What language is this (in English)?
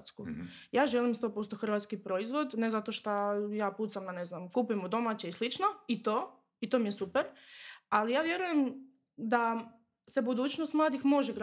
Croatian